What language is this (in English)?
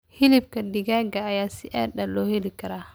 Somali